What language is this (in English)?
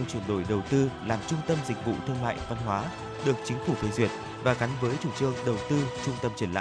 Vietnamese